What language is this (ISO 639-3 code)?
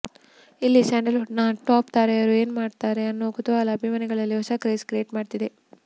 kan